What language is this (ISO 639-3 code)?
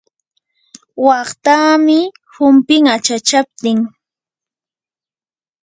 qur